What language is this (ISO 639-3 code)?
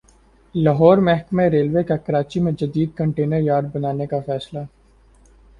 urd